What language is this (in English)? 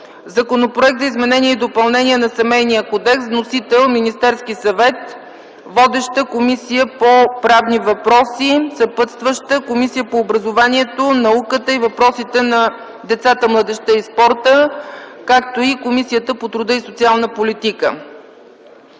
Bulgarian